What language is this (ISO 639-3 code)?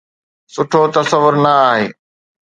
snd